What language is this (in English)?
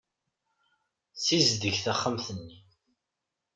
Kabyle